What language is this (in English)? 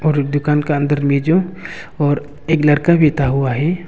Hindi